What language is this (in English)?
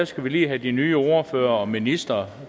Danish